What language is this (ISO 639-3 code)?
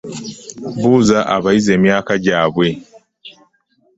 lug